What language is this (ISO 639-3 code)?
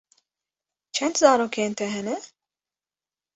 kur